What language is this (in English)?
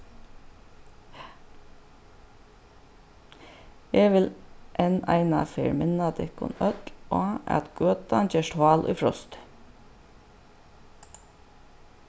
Faroese